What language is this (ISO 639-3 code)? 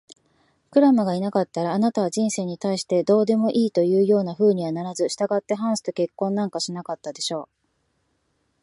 jpn